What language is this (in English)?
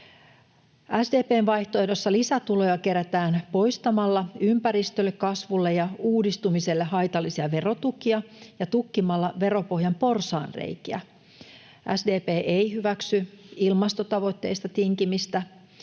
Finnish